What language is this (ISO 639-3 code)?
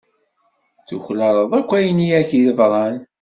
kab